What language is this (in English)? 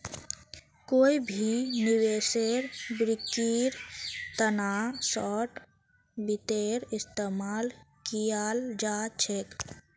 Magahi